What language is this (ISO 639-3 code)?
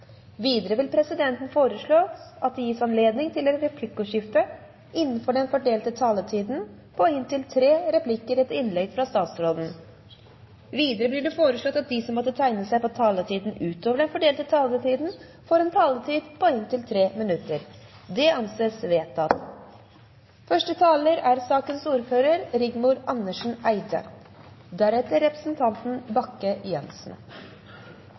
nob